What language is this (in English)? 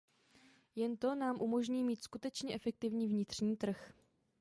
Czech